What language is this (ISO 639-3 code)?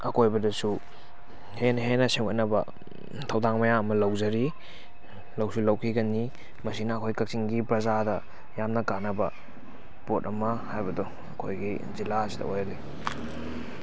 mni